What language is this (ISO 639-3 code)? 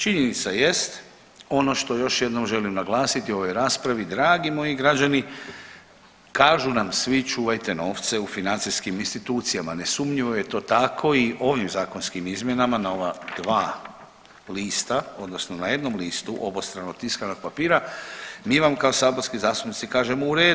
hrv